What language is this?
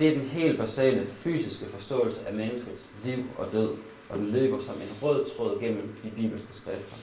Danish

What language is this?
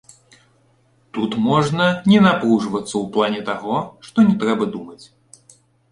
Belarusian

